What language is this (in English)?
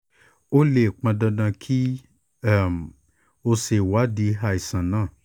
Yoruba